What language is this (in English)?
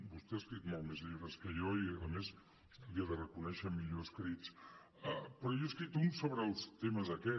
Catalan